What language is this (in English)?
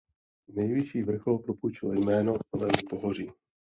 Czech